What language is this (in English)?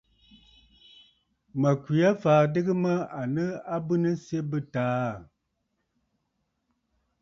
Bafut